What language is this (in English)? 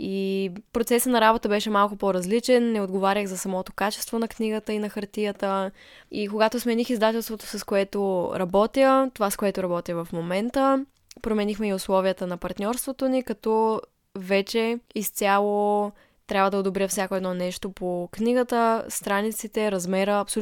Bulgarian